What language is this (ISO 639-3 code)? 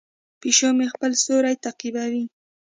pus